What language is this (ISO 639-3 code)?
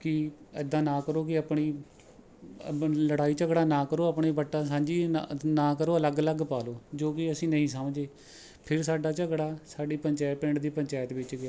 pan